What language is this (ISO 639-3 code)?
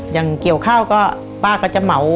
tha